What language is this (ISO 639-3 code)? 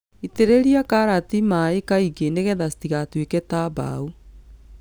kik